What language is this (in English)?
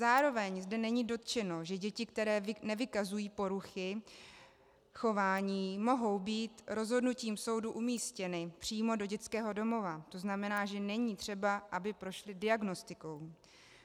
Czech